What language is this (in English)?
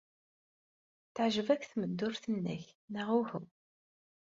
Kabyle